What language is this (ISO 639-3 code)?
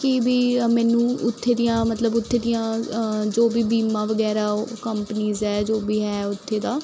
pan